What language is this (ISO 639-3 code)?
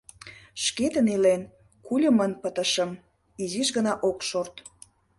chm